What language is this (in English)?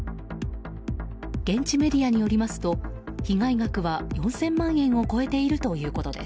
Japanese